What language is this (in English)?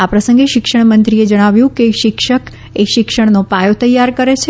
Gujarati